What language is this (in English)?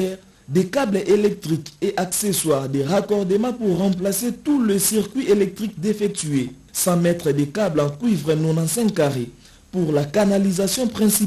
French